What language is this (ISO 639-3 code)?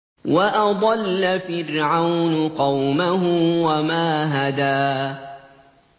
ara